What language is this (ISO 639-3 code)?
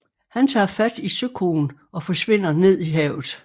dan